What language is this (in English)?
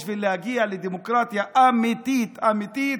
Hebrew